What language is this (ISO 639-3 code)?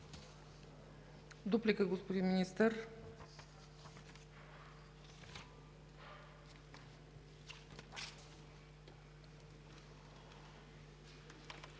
bul